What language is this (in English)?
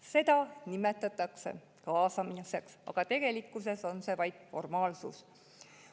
Estonian